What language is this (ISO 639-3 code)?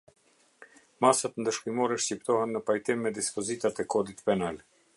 sqi